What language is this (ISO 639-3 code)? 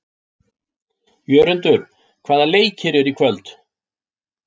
isl